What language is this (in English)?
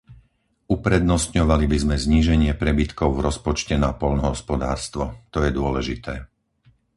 Slovak